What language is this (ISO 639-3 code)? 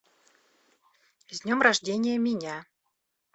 rus